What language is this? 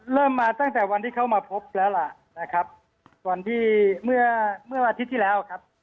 Thai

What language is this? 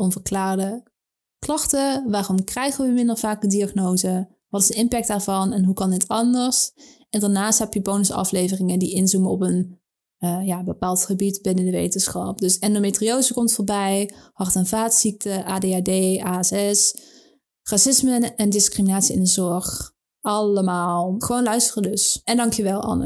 Dutch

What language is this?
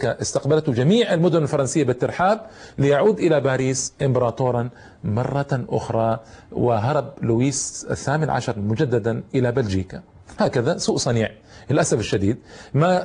Arabic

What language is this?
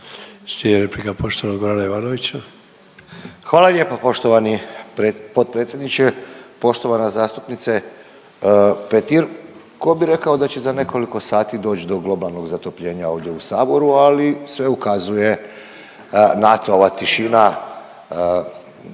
Croatian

